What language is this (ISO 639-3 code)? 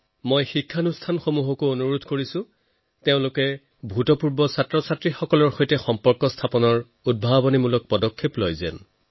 asm